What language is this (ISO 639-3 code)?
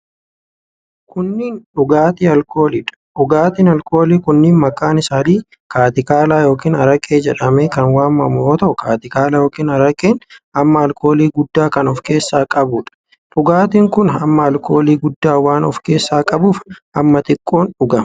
orm